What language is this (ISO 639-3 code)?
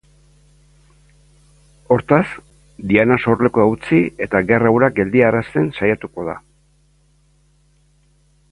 eus